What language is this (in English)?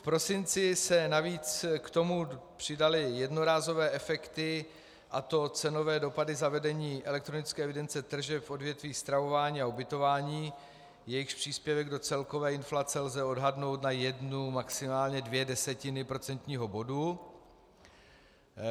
Czech